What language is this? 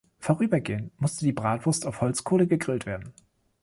German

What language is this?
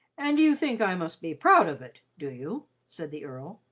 English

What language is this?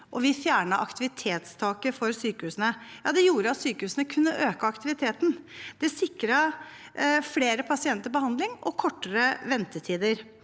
Norwegian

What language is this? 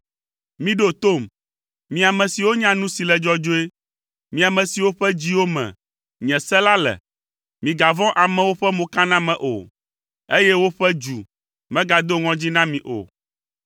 Ewe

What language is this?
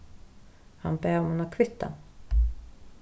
Faroese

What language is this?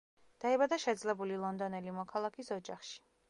Georgian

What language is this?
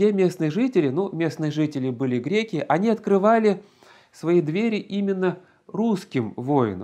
Russian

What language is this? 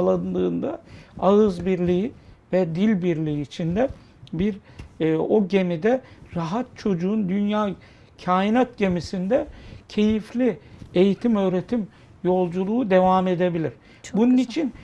Turkish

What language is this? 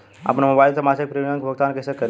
Bhojpuri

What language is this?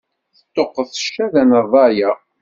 Kabyle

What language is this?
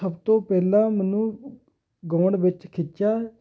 Punjabi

